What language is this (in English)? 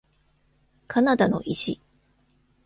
Japanese